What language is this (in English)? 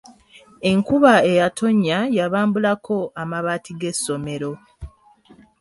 Ganda